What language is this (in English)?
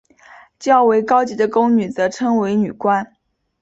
Chinese